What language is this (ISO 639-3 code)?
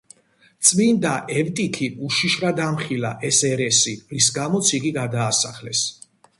kat